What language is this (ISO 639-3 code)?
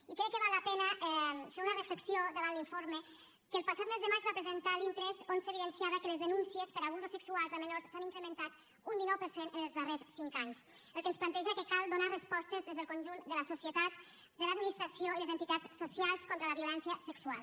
cat